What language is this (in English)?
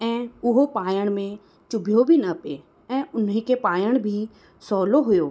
Sindhi